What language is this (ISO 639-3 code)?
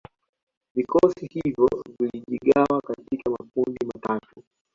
swa